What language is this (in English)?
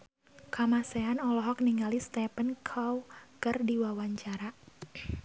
Sundanese